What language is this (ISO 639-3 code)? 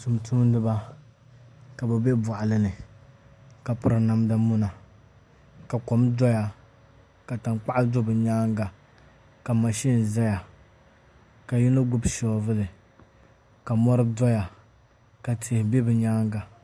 dag